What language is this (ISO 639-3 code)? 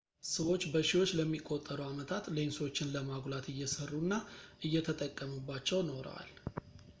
amh